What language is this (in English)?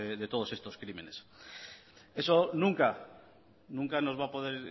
Spanish